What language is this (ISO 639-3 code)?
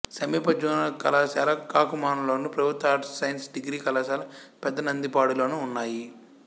tel